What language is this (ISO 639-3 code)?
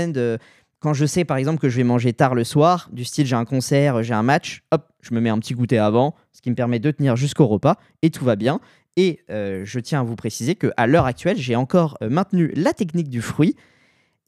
fra